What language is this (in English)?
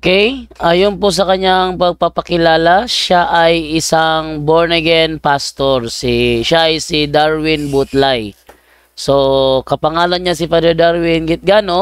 Filipino